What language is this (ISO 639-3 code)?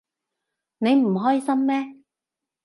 yue